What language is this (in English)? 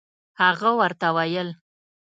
Pashto